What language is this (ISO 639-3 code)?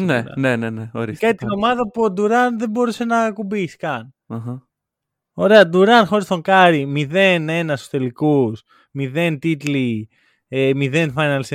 ell